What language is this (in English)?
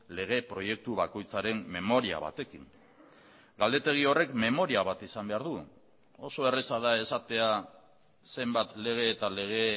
Basque